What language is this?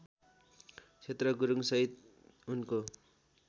Nepali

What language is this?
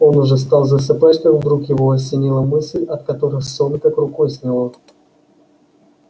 Russian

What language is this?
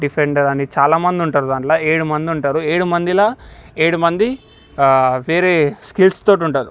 Telugu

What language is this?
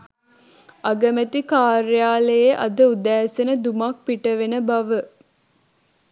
Sinhala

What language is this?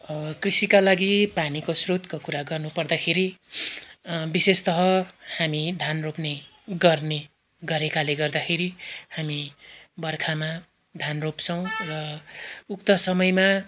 Nepali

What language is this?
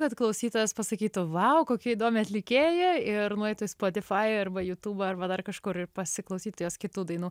Lithuanian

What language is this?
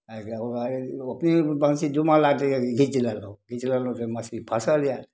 Maithili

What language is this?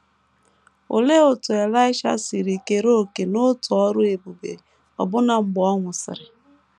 Igbo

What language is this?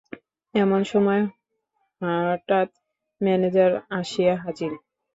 Bangla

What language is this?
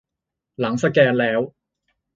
Thai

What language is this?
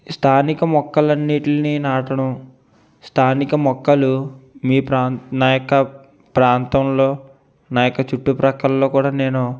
Telugu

